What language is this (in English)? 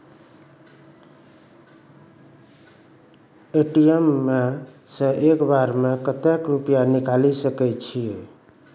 Maithili